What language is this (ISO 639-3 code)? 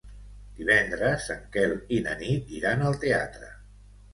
cat